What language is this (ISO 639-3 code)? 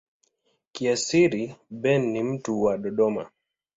swa